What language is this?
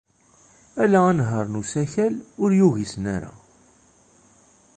Kabyle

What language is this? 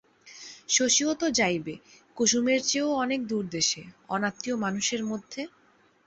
Bangla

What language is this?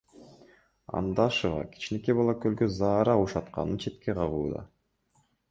Kyrgyz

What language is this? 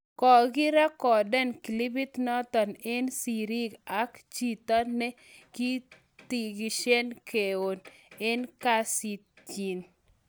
Kalenjin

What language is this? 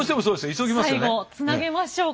Japanese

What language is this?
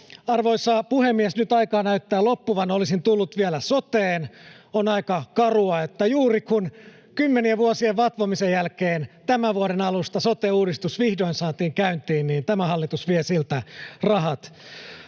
Finnish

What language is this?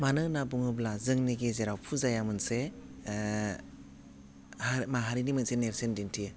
Bodo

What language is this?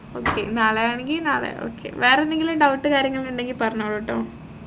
Malayalam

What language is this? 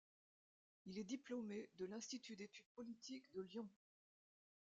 French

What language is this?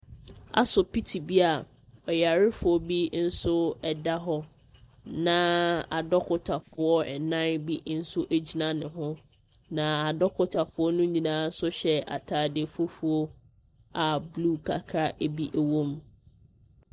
Akan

